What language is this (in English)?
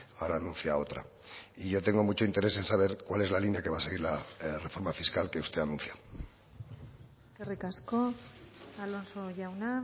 Spanish